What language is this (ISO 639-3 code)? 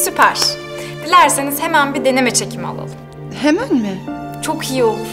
tur